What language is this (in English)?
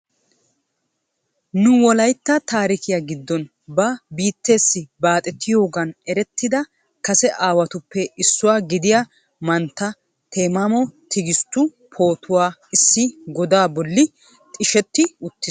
Wolaytta